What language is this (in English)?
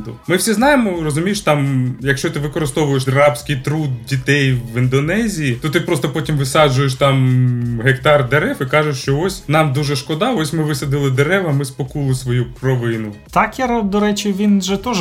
Ukrainian